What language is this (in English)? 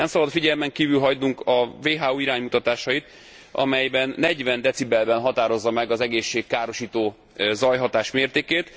Hungarian